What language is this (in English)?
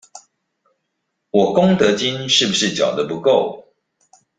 Chinese